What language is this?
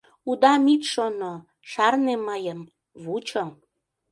Mari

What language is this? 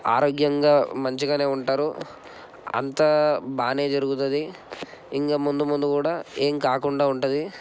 Telugu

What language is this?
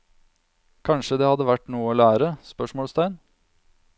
Norwegian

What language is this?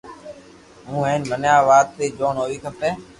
Loarki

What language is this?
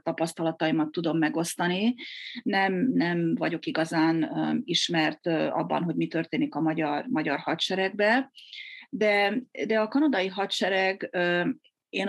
Hungarian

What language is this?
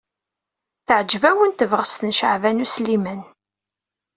Kabyle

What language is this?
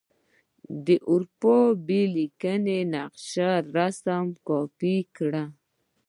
Pashto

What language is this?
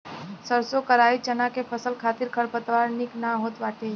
Bhojpuri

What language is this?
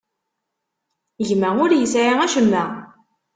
Kabyle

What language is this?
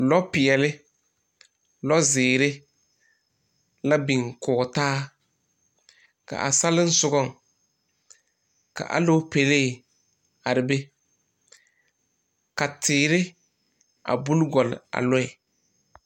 Southern Dagaare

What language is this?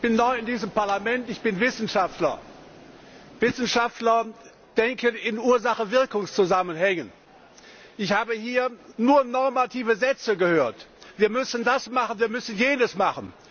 German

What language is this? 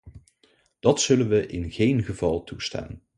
Dutch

